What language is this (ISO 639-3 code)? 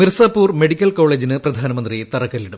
mal